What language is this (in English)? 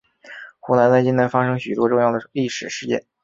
Chinese